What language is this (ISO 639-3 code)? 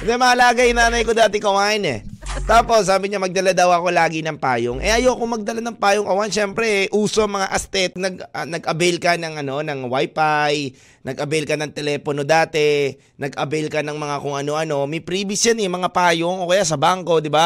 fil